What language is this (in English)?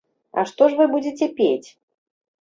Belarusian